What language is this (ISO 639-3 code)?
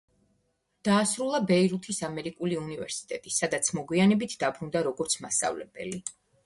kat